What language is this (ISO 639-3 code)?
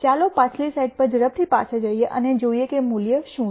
guj